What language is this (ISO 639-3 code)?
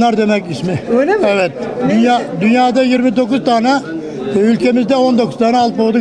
tur